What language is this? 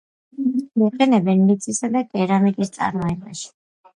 Georgian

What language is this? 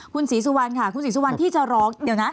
Thai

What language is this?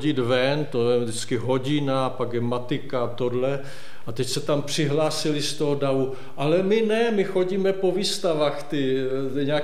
Czech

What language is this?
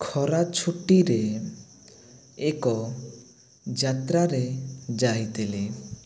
Odia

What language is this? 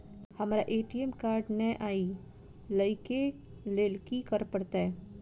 Maithili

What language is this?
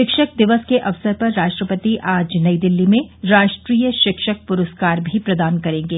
Hindi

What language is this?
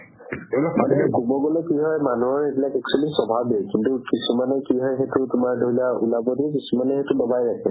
Assamese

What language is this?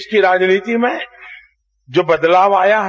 Hindi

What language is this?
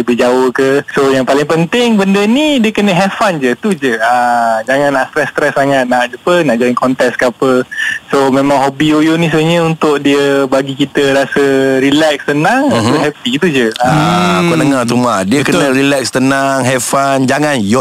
Malay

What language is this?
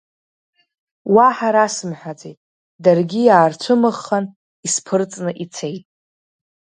Abkhazian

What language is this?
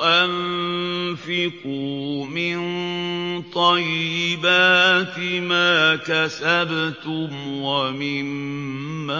Arabic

